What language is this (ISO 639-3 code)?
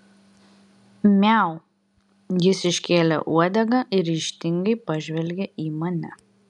lit